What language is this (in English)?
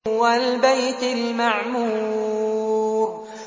Arabic